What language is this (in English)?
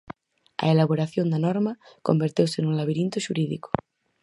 Galician